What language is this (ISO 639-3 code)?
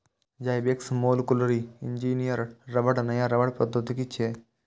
mai